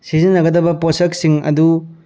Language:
Manipuri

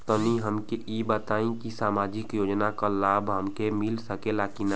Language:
Bhojpuri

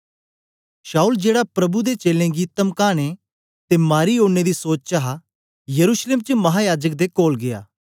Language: Dogri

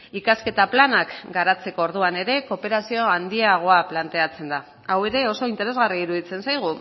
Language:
Basque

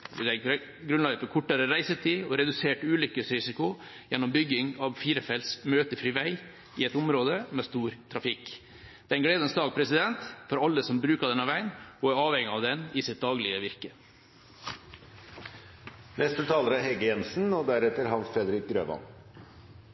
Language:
Norwegian Bokmål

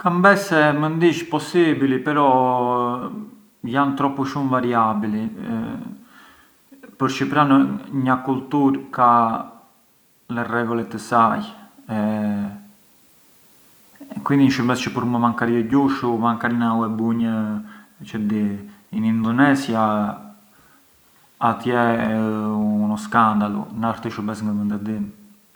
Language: Arbëreshë Albanian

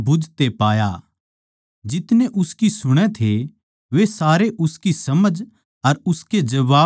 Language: Haryanvi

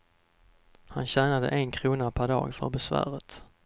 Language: Swedish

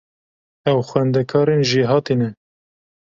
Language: Kurdish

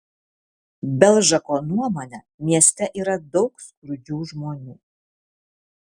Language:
Lithuanian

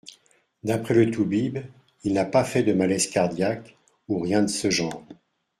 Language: French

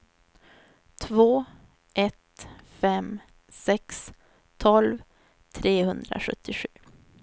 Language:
Swedish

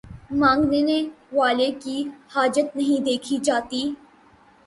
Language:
Urdu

